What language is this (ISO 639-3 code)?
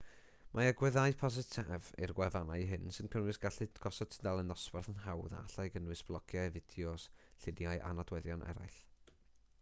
cym